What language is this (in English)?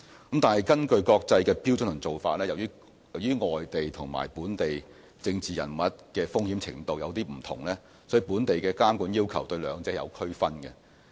Cantonese